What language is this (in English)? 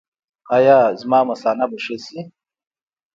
Pashto